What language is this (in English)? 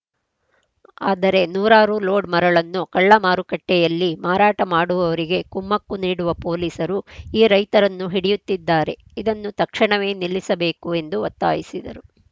Kannada